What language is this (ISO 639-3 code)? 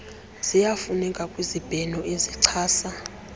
xho